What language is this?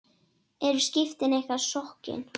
Icelandic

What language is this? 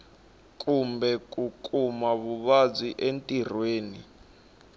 Tsonga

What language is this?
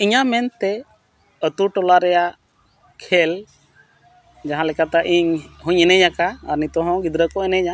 Santali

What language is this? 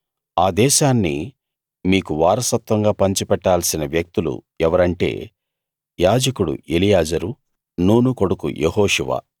Telugu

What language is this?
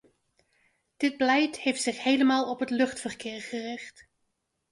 Dutch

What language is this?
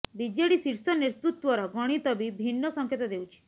Odia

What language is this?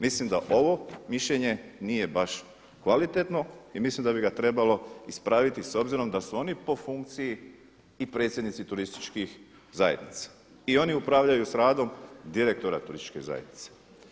Croatian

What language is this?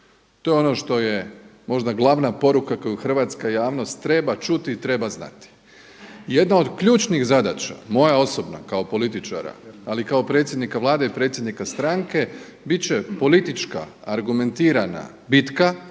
Croatian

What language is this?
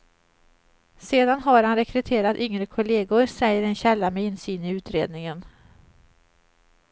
Swedish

